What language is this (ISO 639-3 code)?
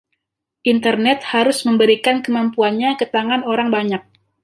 ind